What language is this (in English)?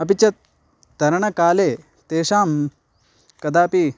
Sanskrit